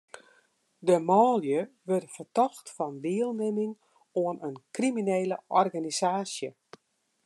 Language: Western Frisian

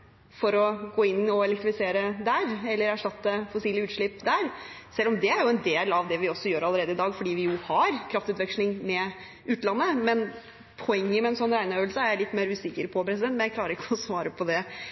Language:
Norwegian Bokmål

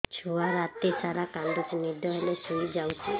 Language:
Odia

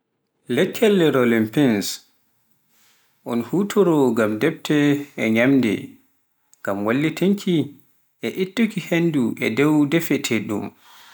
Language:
Pular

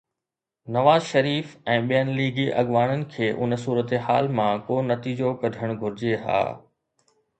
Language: Sindhi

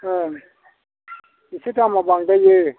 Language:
Bodo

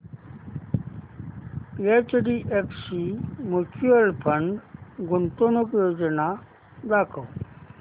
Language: Marathi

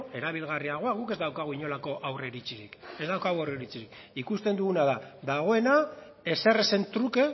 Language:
Basque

